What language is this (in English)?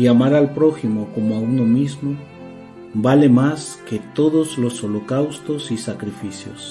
Spanish